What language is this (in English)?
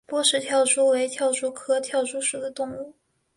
Chinese